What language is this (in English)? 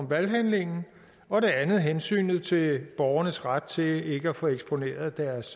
Danish